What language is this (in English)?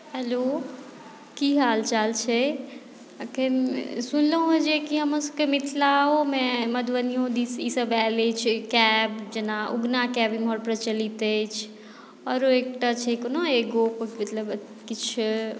Maithili